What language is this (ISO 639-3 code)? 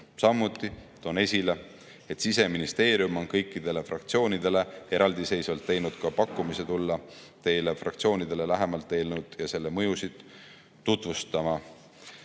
est